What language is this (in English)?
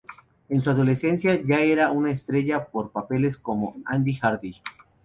Spanish